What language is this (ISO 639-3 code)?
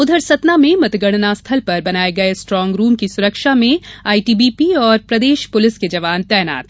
hin